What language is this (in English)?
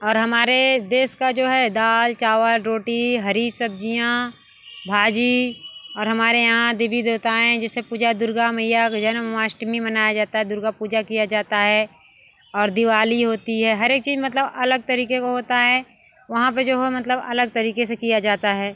Hindi